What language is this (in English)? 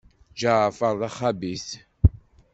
Kabyle